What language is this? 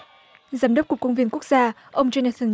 Vietnamese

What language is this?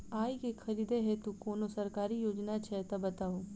Maithili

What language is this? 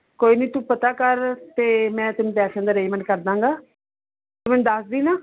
Punjabi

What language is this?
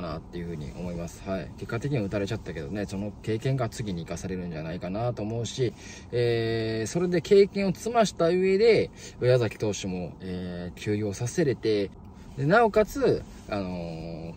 Japanese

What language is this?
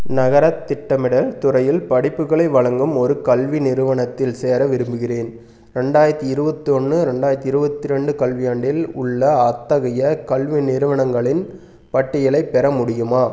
Tamil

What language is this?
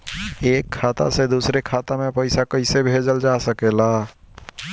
Bhojpuri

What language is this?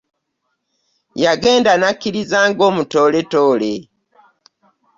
Ganda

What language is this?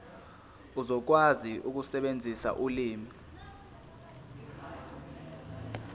Zulu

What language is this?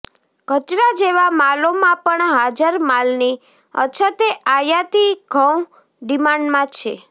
Gujarati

